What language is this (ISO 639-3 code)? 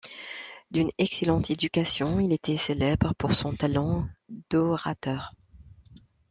fra